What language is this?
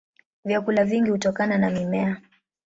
Swahili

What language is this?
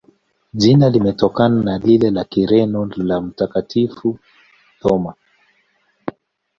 Swahili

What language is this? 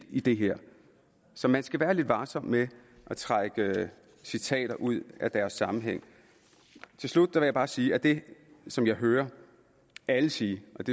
Danish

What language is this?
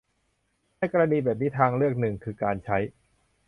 Thai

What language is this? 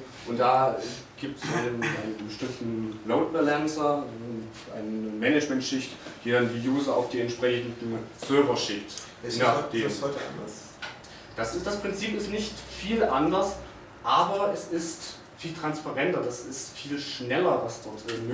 German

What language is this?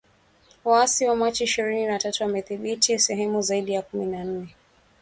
Swahili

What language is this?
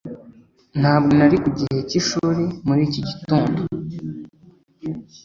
Kinyarwanda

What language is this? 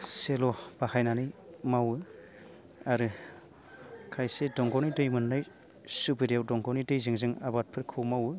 Bodo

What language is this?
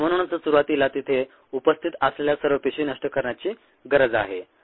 Marathi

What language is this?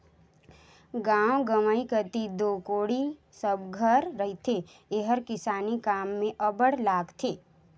Chhattisgarhi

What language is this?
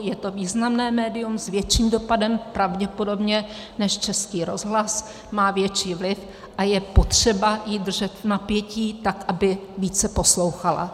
Czech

